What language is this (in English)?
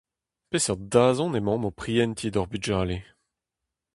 Breton